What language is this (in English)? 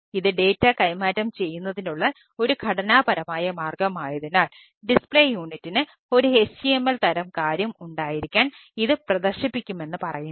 Malayalam